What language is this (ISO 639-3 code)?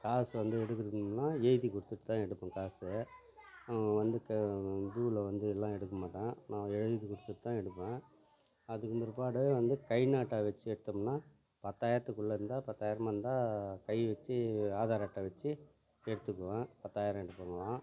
tam